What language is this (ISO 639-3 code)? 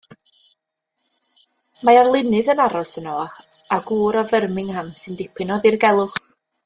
cym